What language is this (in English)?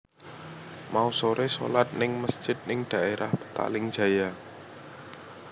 Javanese